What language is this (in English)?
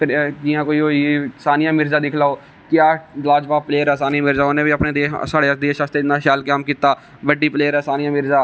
Dogri